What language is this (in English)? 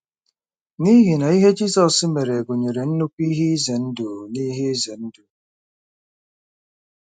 Igbo